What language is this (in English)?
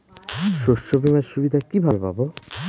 Bangla